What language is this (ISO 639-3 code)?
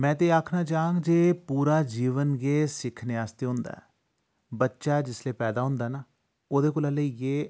doi